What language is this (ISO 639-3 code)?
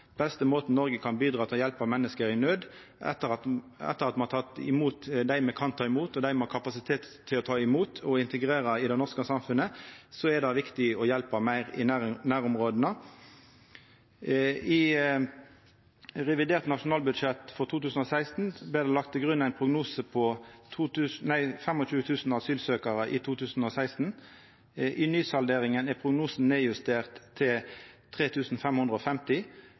nno